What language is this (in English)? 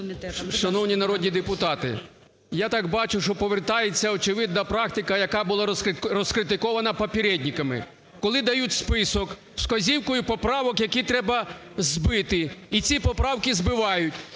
Ukrainian